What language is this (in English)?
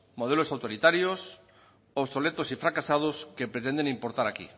Spanish